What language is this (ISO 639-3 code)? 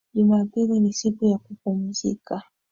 swa